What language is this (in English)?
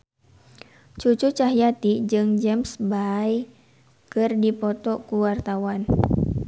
Sundanese